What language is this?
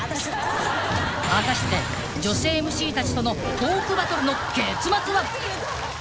Japanese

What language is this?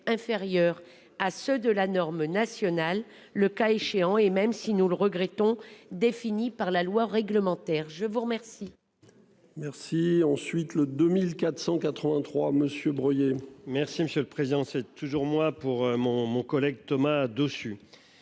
French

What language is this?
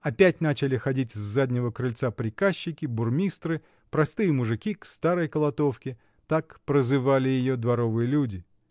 Russian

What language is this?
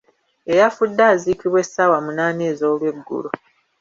Ganda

